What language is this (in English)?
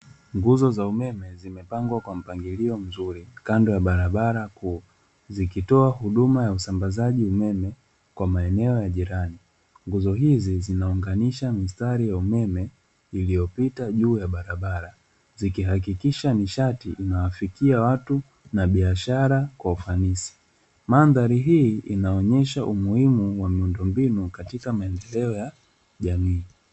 Swahili